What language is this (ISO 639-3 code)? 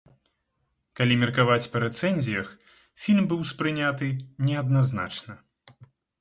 bel